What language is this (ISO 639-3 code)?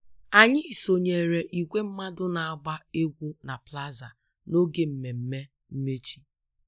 ibo